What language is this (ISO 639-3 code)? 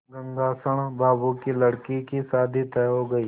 hin